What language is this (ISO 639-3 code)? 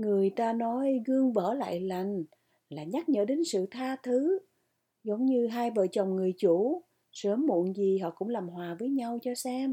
vie